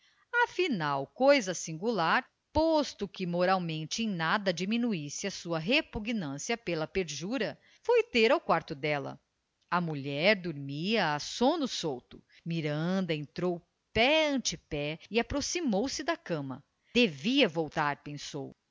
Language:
Portuguese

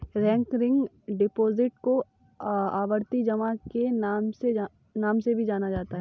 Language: Hindi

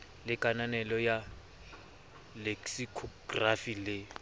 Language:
Southern Sotho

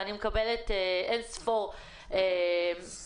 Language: Hebrew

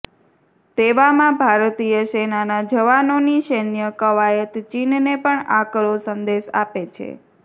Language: Gujarati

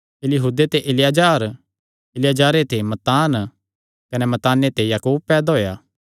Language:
Kangri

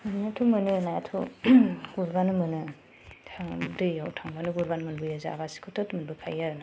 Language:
Bodo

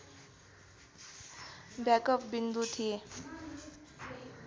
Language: Nepali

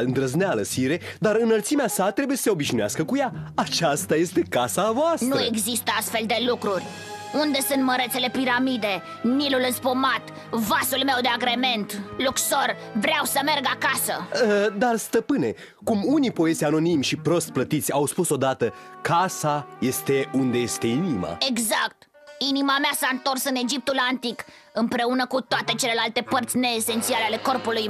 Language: Romanian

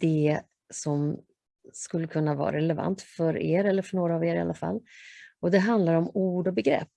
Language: Swedish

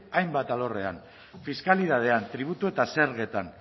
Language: Basque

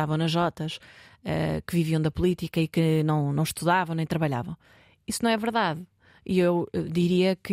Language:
Portuguese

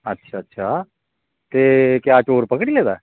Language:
Dogri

